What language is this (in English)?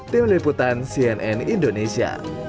Indonesian